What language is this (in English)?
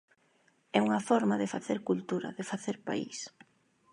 Galician